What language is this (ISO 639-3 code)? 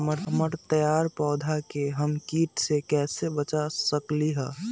mag